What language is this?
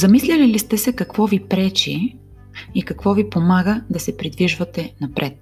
Bulgarian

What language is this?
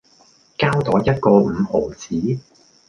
Cantonese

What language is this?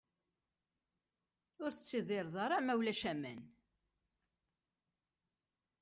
Kabyle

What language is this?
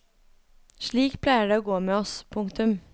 Norwegian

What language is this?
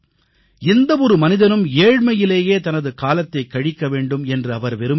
Tamil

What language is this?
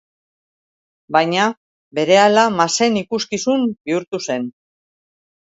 Basque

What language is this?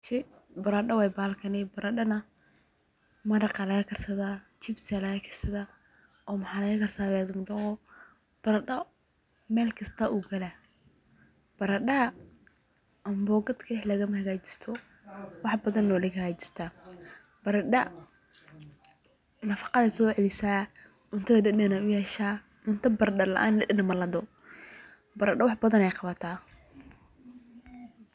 Somali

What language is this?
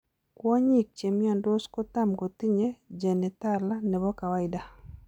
Kalenjin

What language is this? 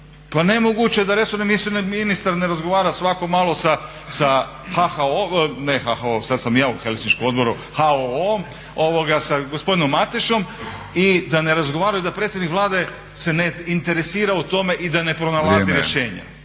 Croatian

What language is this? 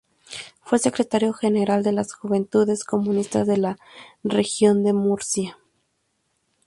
Spanish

